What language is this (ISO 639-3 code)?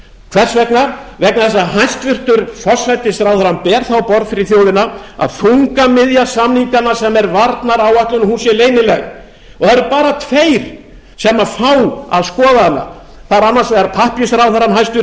isl